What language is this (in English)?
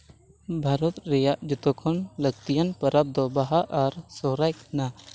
Santali